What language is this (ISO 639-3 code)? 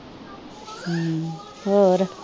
pan